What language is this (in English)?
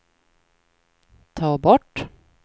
Swedish